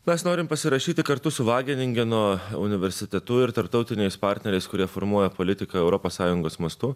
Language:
Lithuanian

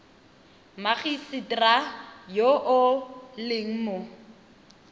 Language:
Tswana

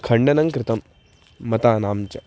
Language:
Sanskrit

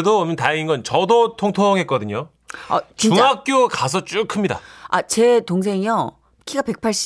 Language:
Korean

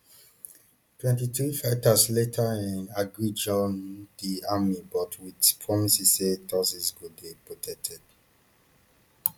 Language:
Nigerian Pidgin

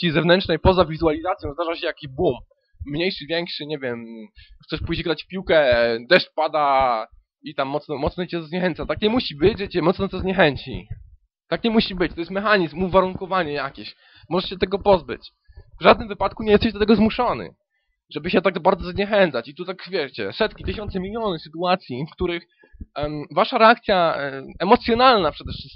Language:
Polish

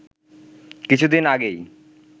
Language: Bangla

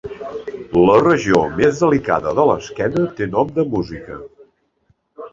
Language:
Catalan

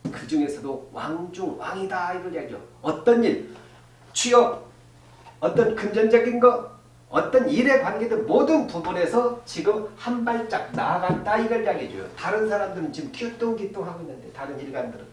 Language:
Korean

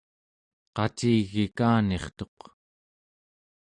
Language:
Central Yupik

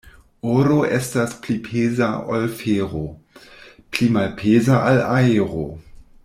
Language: Esperanto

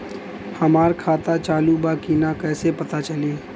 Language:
Bhojpuri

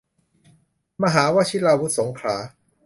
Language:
Thai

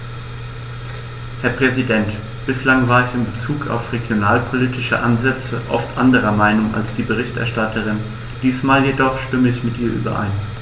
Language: German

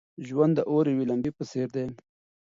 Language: Pashto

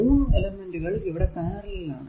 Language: Malayalam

